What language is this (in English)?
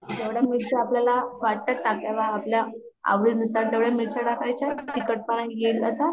Marathi